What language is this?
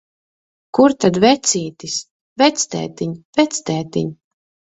Latvian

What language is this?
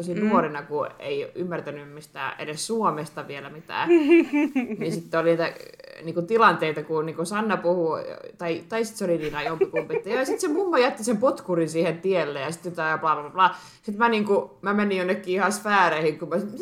Finnish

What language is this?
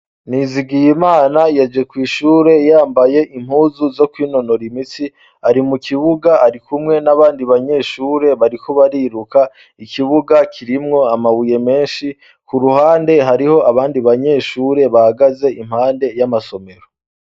Rundi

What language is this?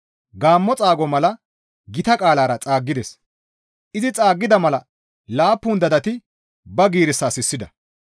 Gamo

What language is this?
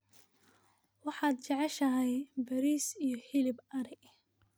Somali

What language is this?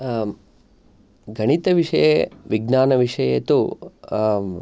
Sanskrit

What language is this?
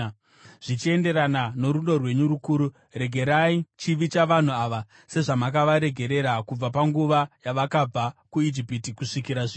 Shona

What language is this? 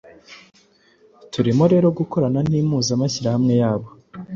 Kinyarwanda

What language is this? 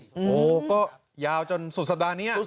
Thai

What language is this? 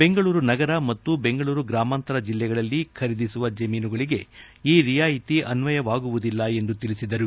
Kannada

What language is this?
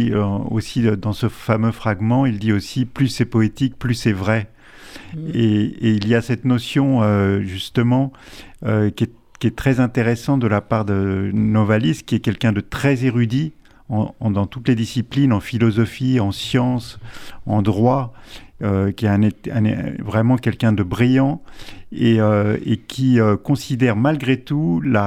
French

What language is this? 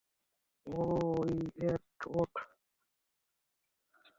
Bangla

